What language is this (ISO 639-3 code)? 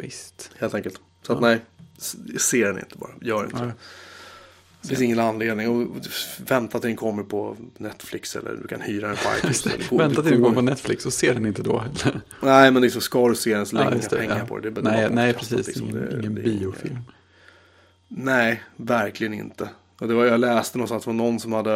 swe